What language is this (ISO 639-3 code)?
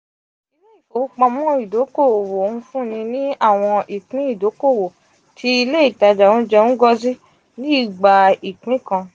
yor